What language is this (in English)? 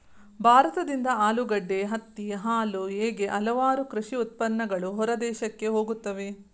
Kannada